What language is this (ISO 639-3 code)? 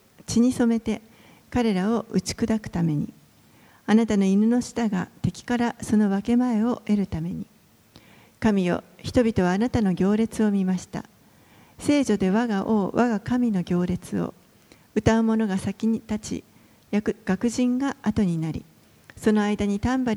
jpn